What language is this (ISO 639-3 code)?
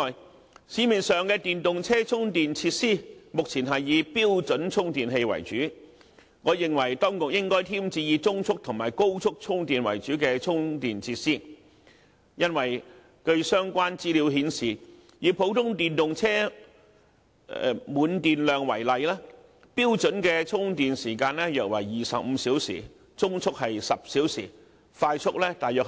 yue